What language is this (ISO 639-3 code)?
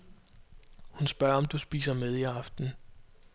dan